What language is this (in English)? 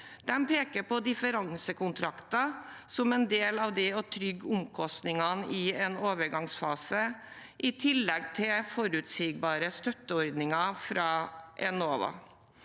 Norwegian